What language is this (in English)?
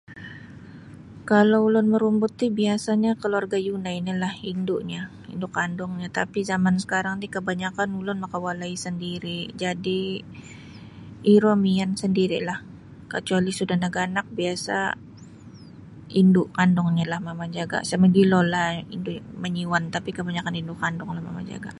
Sabah Bisaya